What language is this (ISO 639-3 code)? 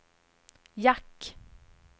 swe